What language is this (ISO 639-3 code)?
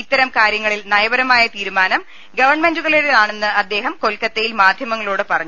mal